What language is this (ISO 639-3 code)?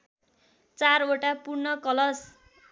nep